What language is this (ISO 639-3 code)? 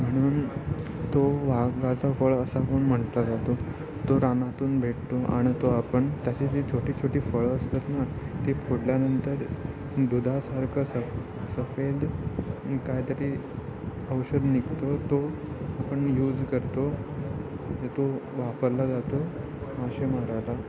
mar